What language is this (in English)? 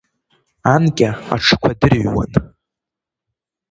Abkhazian